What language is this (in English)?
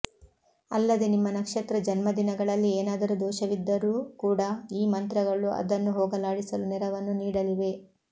Kannada